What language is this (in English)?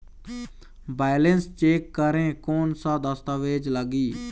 Chhattisgarhi